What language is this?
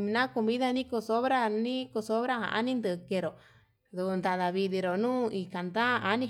Yutanduchi Mixtec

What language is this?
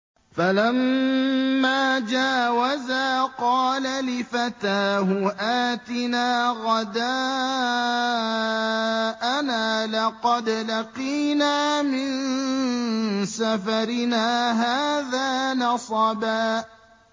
Arabic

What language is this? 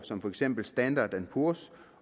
Danish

